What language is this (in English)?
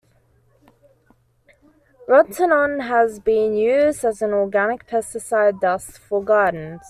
English